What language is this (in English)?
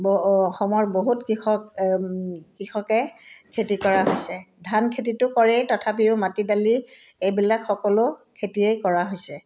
Assamese